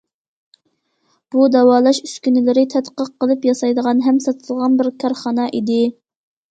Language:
Uyghur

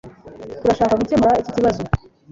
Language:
Kinyarwanda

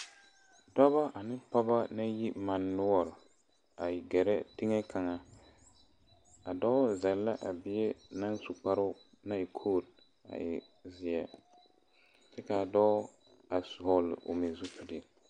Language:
Southern Dagaare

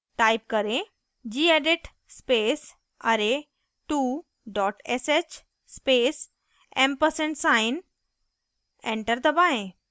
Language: Hindi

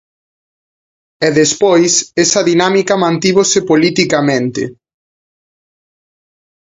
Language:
Galician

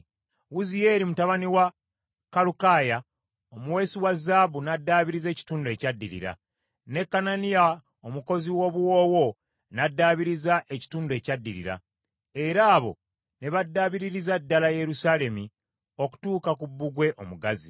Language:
Ganda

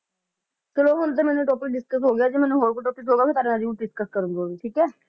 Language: Punjabi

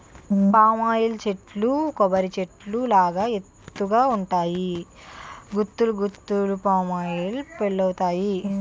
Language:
Telugu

